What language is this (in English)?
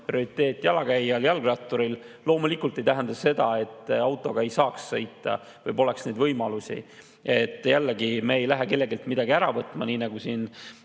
Estonian